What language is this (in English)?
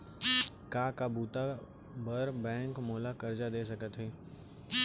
Chhattisgarhi